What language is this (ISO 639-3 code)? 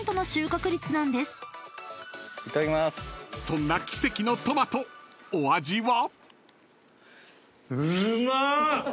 jpn